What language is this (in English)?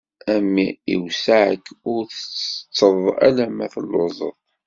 Kabyle